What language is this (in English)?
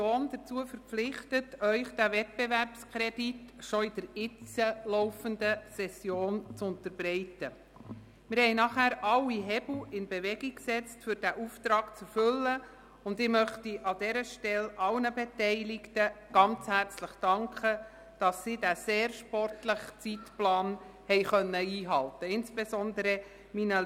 Swiss German